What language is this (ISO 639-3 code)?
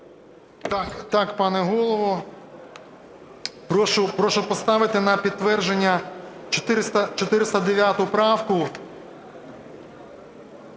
ukr